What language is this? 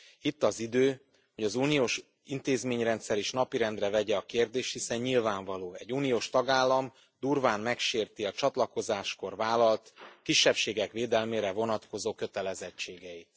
Hungarian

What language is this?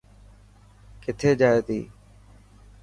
Dhatki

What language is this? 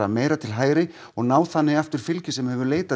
Icelandic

